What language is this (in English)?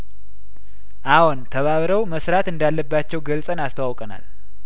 Amharic